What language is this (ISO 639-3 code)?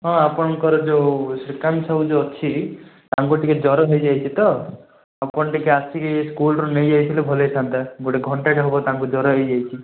ori